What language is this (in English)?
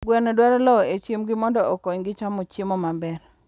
Luo (Kenya and Tanzania)